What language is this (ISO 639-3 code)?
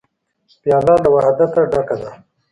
pus